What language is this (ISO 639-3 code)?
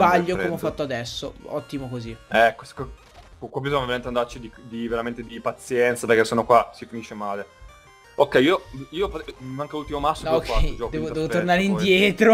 ita